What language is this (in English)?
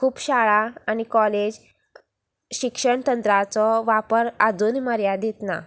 Konkani